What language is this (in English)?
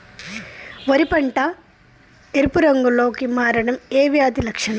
Telugu